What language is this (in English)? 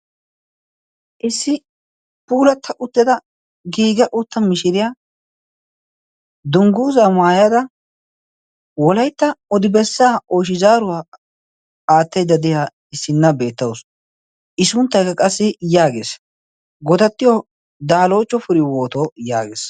Wolaytta